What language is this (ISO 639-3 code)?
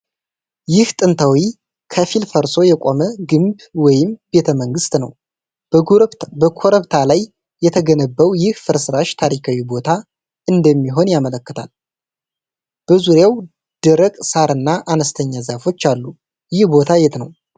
amh